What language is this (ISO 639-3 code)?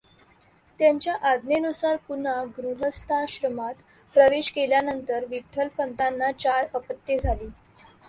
mar